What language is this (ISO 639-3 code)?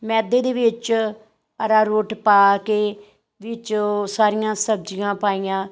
pan